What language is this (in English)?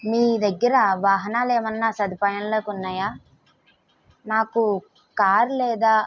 Telugu